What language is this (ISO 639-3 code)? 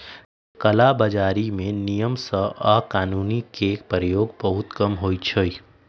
mag